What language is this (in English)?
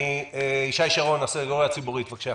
Hebrew